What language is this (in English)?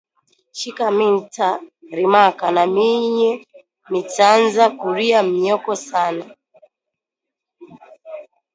Swahili